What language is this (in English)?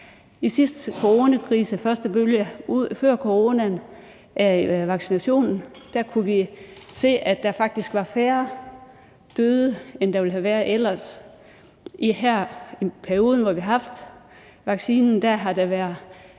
Danish